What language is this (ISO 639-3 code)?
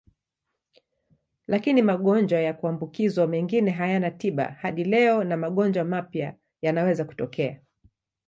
swa